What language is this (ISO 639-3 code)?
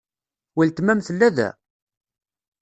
kab